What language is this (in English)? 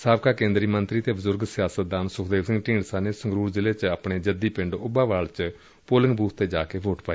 Punjabi